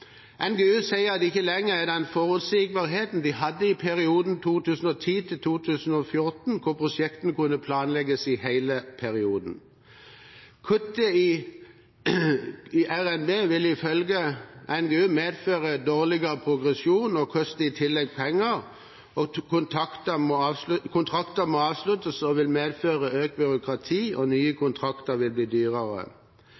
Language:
Norwegian Bokmål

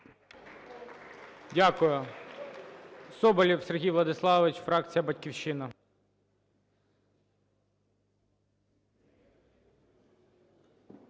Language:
Ukrainian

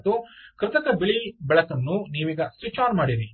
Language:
Kannada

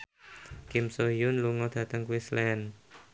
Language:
Javanese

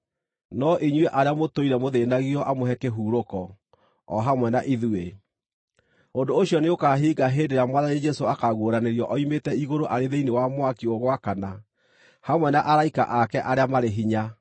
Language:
Kikuyu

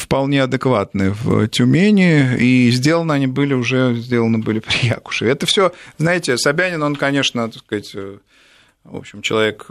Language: Russian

